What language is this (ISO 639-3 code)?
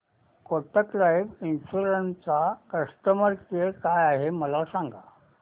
mar